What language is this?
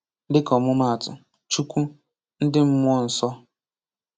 Igbo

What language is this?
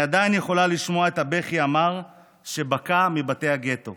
Hebrew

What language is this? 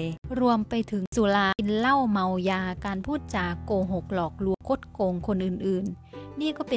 Thai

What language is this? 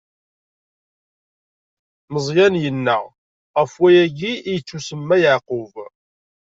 Kabyle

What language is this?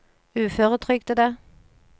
Norwegian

